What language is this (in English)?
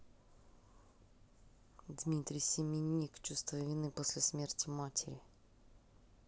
Russian